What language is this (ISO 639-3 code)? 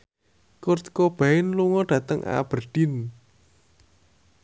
jav